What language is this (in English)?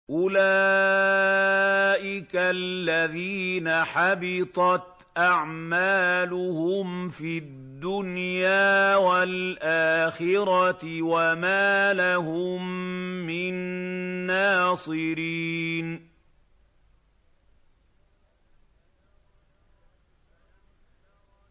Arabic